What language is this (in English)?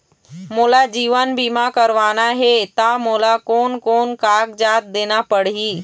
Chhattisgarhi